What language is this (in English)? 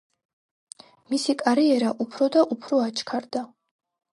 Georgian